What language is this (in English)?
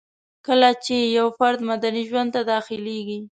Pashto